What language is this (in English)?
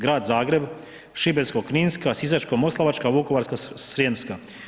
Croatian